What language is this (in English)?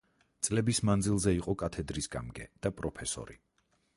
Georgian